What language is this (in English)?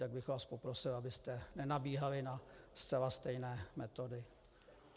Czech